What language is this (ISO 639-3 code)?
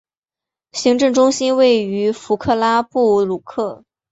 zho